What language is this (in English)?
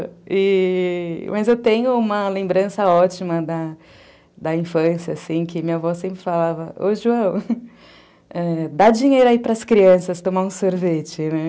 Portuguese